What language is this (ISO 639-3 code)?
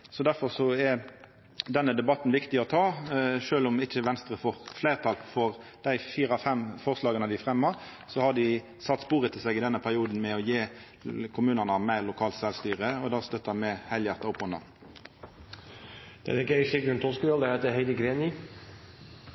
nno